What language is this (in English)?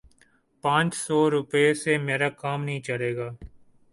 Urdu